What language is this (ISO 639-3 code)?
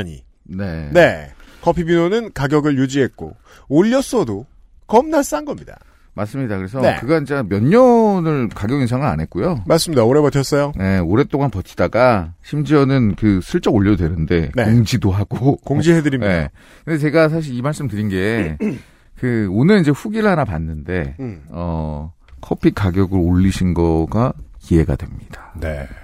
kor